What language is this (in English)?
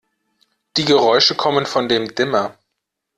German